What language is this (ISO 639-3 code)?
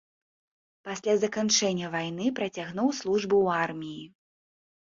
bel